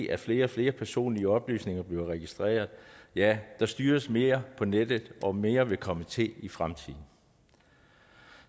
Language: Danish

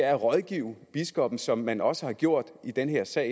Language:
Danish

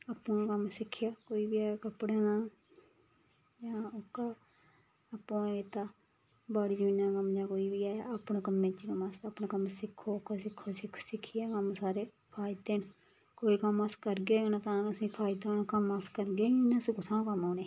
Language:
Dogri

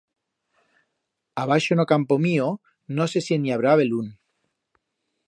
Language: Aragonese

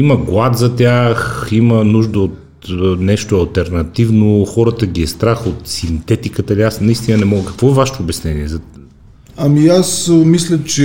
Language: Bulgarian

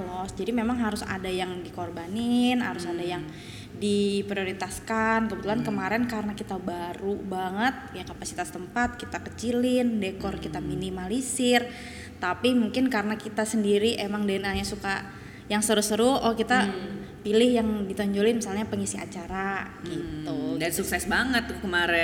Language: Indonesian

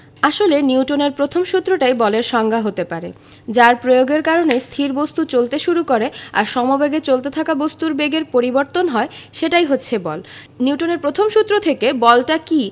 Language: Bangla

